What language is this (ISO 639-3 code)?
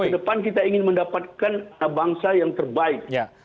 ind